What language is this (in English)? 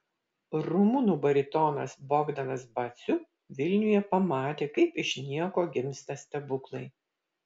Lithuanian